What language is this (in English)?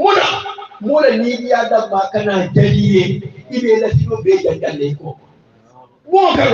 Arabic